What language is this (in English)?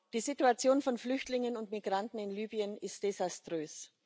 German